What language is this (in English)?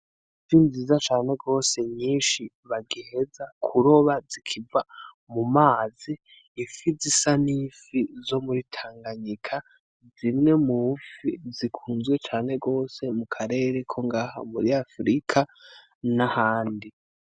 Rundi